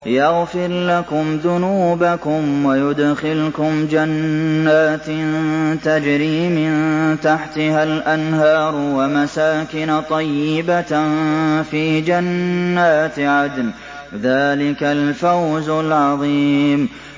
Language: Arabic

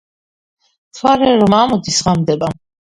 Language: Georgian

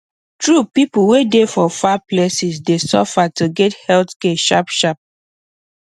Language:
Nigerian Pidgin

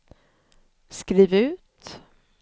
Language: Swedish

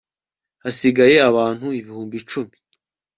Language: Kinyarwanda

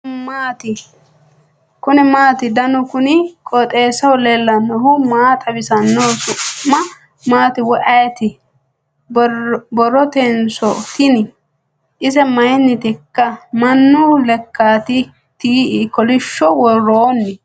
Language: Sidamo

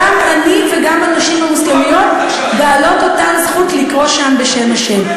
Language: Hebrew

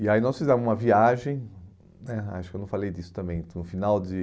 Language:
Portuguese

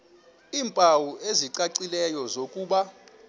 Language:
Xhosa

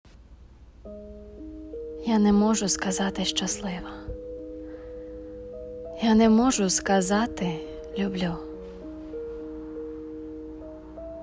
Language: Ukrainian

